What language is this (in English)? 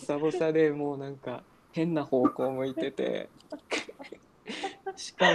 Japanese